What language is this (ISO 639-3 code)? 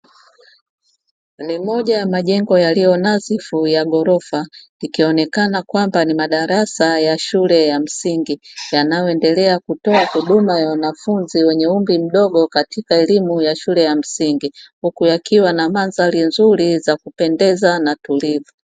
swa